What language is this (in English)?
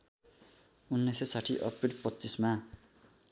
Nepali